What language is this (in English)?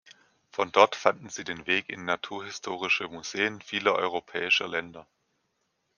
German